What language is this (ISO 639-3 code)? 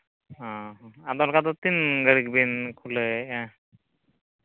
sat